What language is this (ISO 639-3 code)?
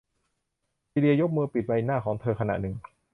tha